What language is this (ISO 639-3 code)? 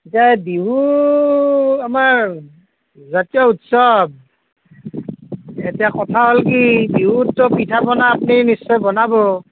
asm